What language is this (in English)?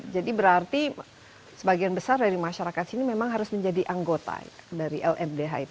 Indonesian